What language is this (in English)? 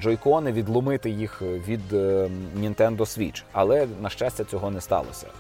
Ukrainian